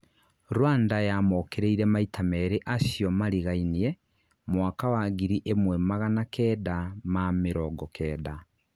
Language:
Kikuyu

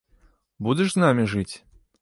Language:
Belarusian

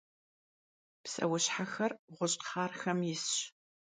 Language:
Kabardian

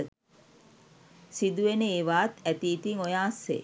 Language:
Sinhala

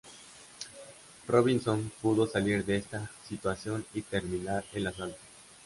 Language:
Spanish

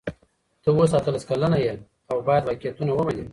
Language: Pashto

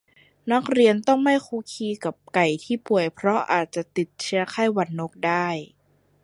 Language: Thai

